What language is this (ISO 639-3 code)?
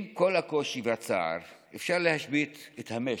heb